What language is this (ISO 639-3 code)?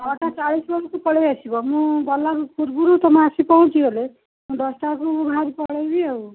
ori